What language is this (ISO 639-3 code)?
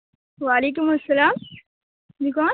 urd